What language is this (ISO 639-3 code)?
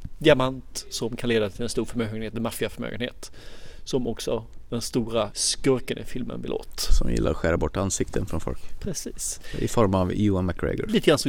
swe